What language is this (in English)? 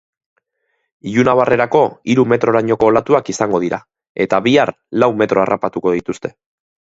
Basque